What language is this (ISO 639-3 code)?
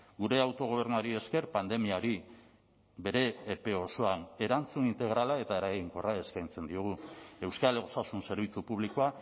eus